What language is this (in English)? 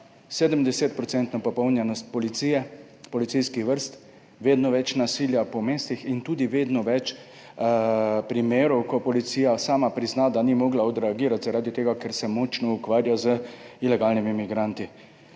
Slovenian